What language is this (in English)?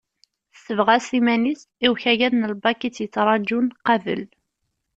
Kabyle